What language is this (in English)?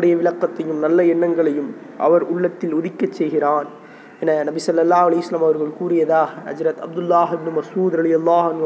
Tamil